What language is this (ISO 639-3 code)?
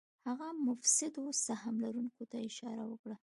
pus